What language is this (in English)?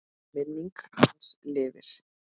Icelandic